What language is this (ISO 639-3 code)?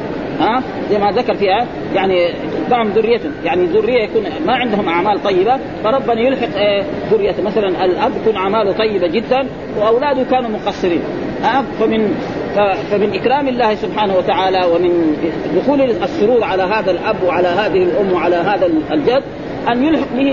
ara